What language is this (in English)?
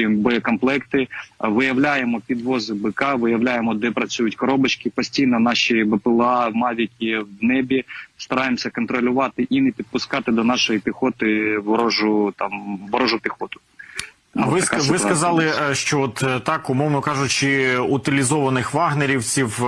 Ukrainian